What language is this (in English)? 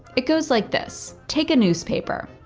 English